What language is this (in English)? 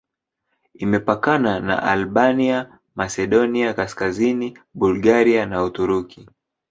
Swahili